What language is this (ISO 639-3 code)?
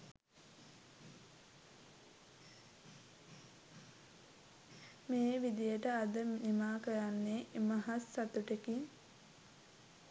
sin